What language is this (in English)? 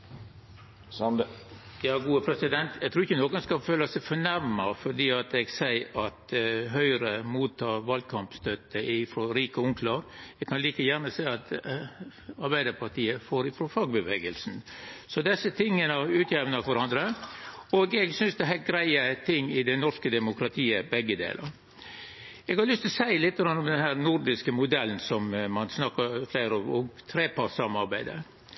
Norwegian